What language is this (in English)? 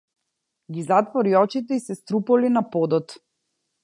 Macedonian